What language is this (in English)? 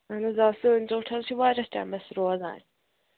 Kashmiri